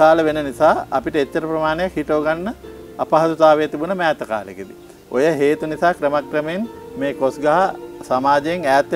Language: Romanian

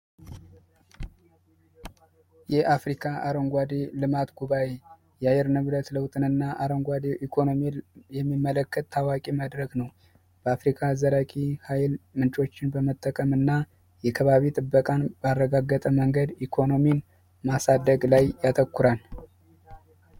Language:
Amharic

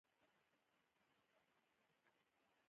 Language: Pashto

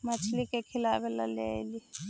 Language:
Magahi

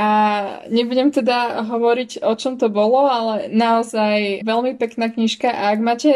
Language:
Slovak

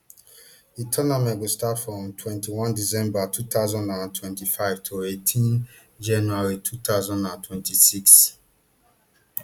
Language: Nigerian Pidgin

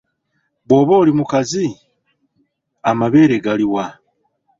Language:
Ganda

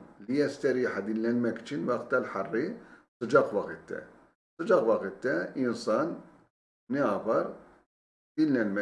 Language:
Turkish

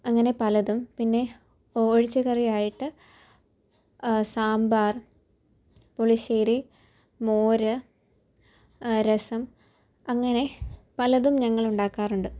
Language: Malayalam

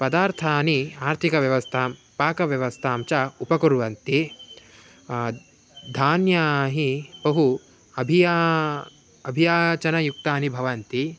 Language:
Sanskrit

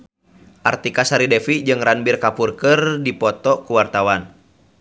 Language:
Sundanese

